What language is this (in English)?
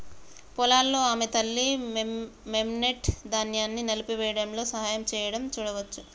Telugu